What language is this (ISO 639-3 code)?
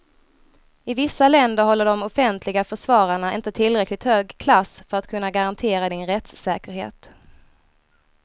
swe